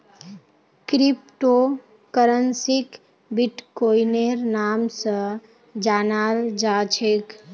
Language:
Magahi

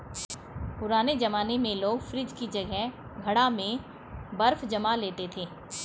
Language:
Hindi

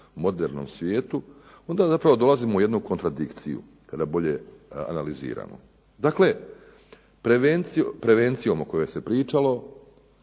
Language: Croatian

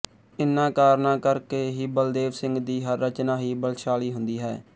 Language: Punjabi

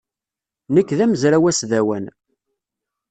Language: Kabyle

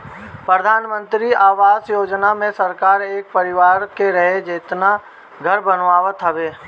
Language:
Bhojpuri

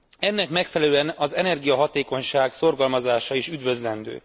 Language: Hungarian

